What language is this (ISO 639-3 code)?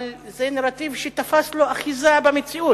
heb